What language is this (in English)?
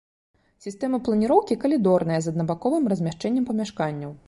Belarusian